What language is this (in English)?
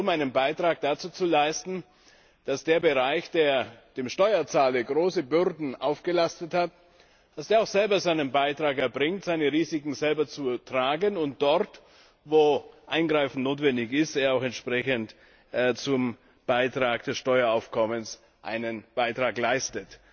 German